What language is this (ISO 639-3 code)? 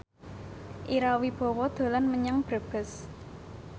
jav